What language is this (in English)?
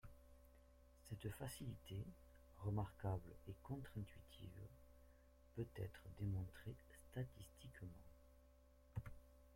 French